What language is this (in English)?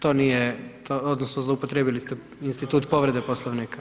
Croatian